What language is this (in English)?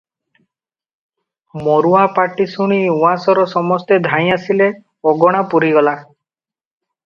Odia